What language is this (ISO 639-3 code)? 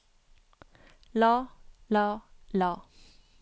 nor